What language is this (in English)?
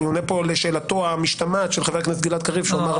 Hebrew